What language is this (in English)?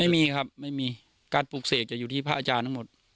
Thai